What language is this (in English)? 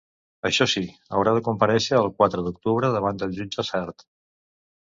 Catalan